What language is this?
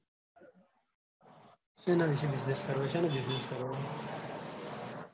Gujarati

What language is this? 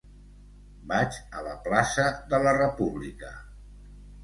Catalan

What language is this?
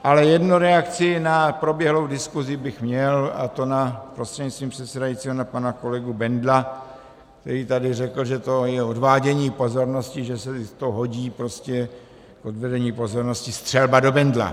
Czech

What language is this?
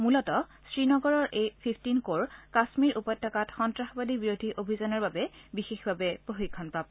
Assamese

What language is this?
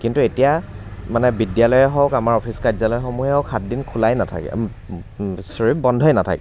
Assamese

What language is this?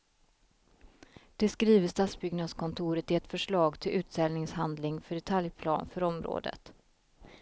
Swedish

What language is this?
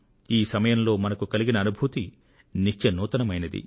Telugu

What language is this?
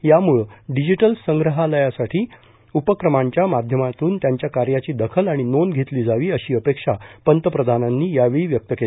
Marathi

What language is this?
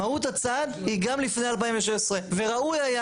Hebrew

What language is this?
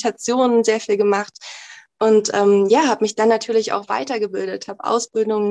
German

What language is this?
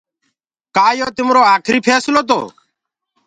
Gurgula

